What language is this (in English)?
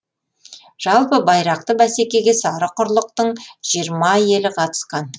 Kazakh